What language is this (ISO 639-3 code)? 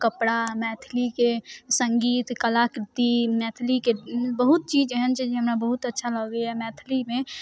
mai